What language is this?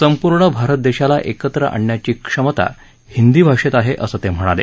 Marathi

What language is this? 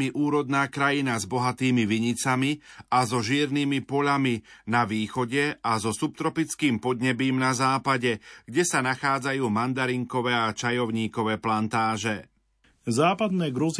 Slovak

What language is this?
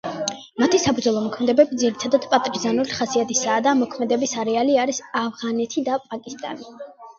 Georgian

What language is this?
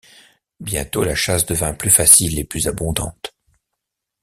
French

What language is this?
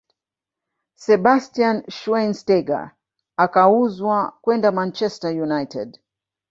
Swahili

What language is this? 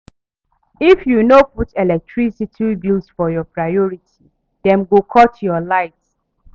Nigerian Pidgin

